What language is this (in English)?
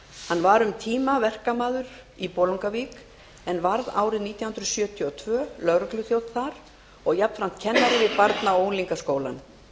Icelandic